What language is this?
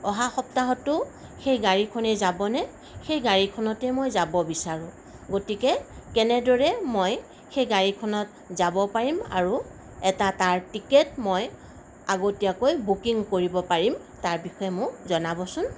Assamese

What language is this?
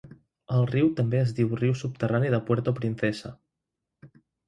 Catalan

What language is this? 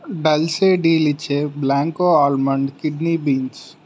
Telugu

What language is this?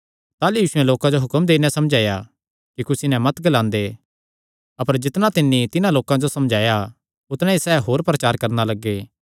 Kangri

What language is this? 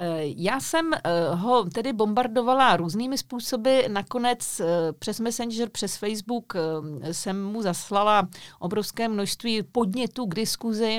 Czech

